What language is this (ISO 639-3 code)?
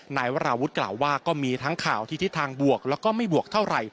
tha